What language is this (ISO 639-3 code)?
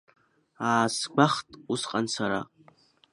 abk